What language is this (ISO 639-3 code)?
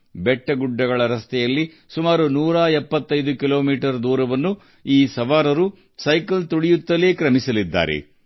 kan